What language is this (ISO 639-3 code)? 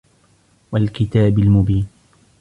ara